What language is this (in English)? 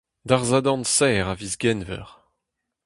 Breton